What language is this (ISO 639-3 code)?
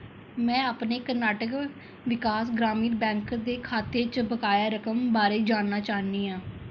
doi